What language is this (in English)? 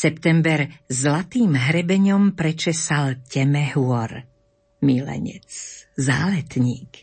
Slovak